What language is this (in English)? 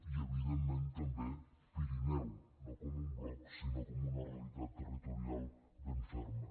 Catalan